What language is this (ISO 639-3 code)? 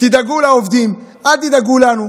heb